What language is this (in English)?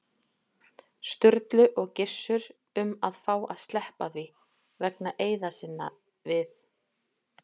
Icelandic